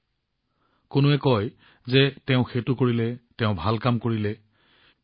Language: Assamese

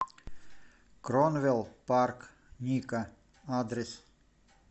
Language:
Russian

